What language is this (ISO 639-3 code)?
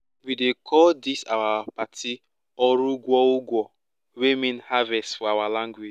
pcm